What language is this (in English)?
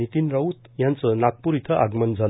Marathi